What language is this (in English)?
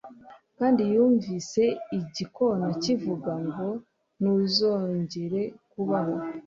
Kinyarwanda